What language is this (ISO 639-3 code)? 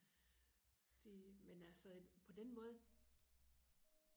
dan